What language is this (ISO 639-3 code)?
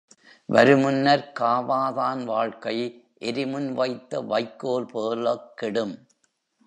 tam